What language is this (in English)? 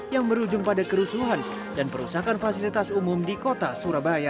Indonesian